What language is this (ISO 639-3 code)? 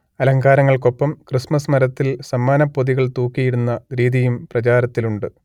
mal